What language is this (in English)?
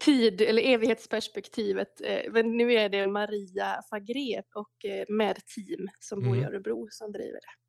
Swedish